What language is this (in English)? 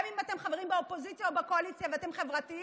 Hebrew